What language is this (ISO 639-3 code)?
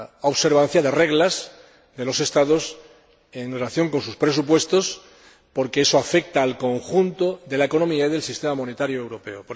spa